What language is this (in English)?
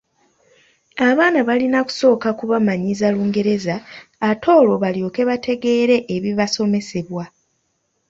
Ganda